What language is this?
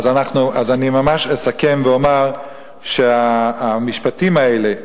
Hebrew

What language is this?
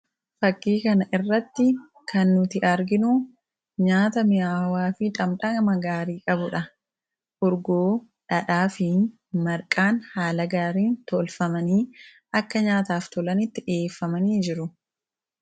Oromo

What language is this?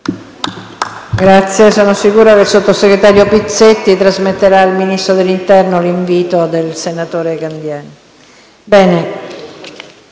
Italian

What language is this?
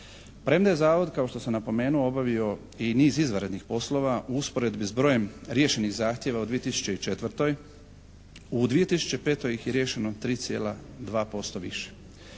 Croatian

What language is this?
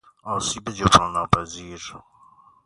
Persian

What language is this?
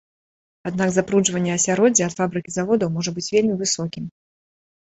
Belarusian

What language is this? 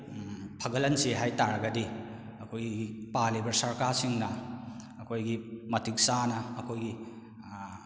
Manipuri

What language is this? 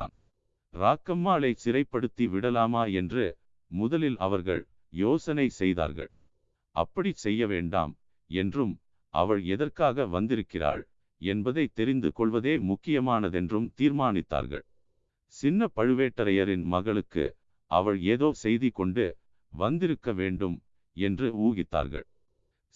Tamil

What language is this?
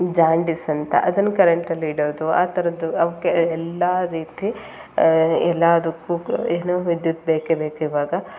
Kannada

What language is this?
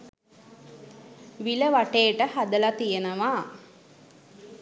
Sinhala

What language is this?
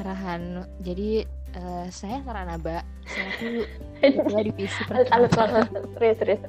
Indonesian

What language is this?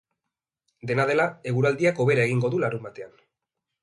Basque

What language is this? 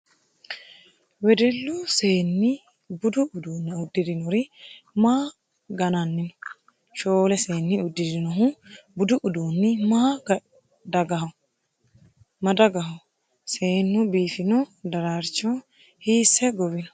Sidamo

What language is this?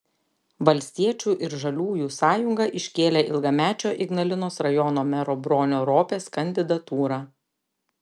Lithuanian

